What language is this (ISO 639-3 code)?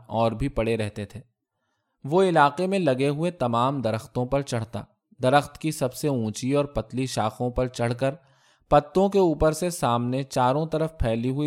urd